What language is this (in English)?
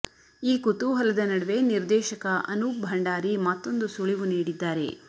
Kannada